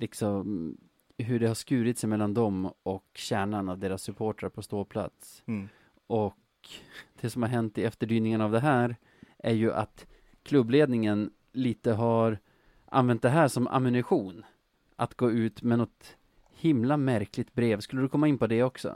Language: Swedish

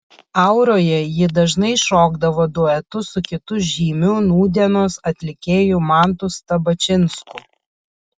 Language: Lithuanian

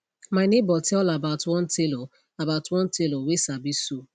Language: Nigerian Pidgin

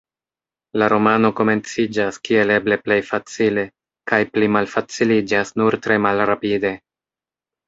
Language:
Esperanto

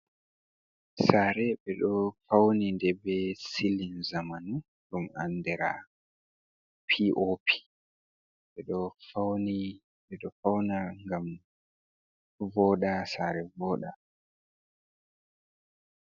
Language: Fula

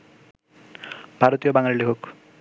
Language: Bangla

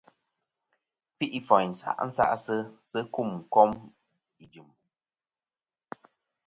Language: Kom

